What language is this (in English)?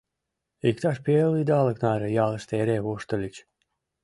Mari